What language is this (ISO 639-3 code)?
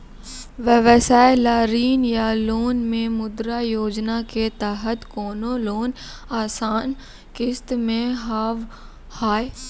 mai